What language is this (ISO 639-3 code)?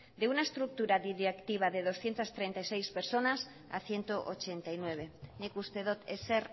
spa